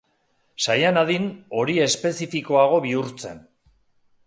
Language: Basque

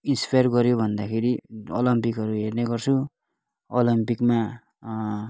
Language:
Nepali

